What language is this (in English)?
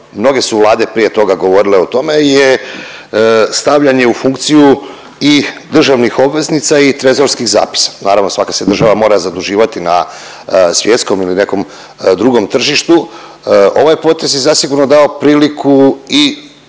Croatian